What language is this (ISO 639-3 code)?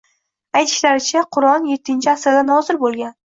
uzb